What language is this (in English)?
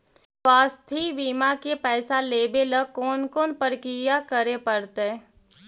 Magahi